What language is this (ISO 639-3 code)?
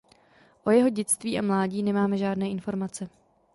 ces